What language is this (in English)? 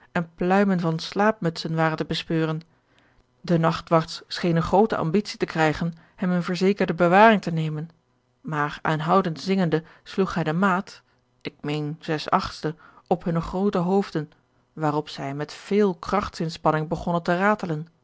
Dutch